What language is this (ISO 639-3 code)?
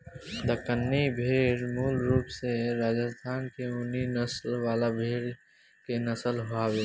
bho